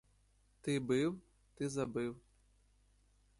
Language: Ukrainian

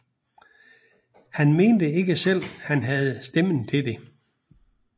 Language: Danish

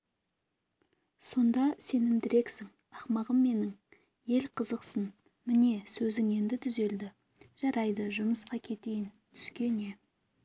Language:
Kazakh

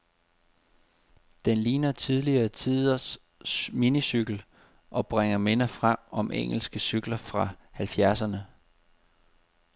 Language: Danish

